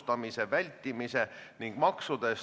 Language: Estonian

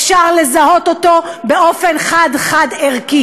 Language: Hebrew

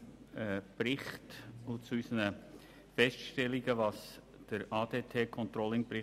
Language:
Swiss German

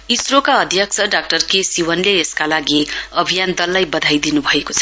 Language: Nepali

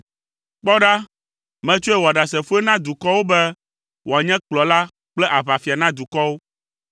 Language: Ewe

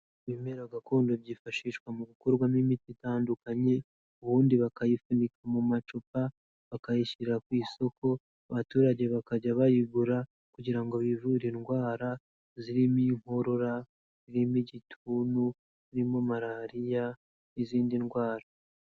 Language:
Kinyarwanda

